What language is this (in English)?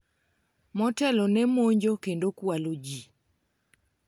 Luo (Kenya and Tanzania)